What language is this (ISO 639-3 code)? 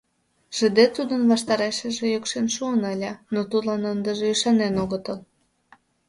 chm